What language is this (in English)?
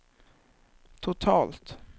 Swedish